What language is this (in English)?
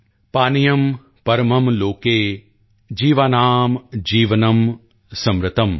Punjabi